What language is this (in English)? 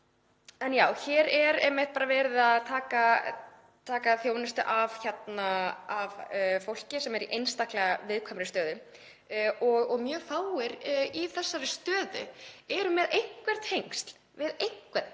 Icelandic